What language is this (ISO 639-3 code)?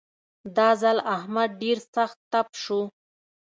pus